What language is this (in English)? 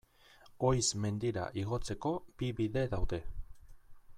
Basque